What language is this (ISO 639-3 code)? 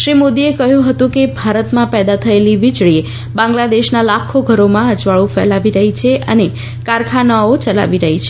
guj